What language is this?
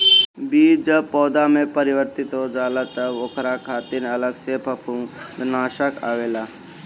Bhojpuri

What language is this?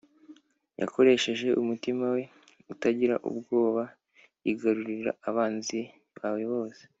Kinyarwanda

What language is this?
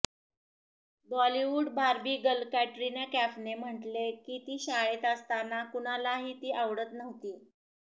Marathi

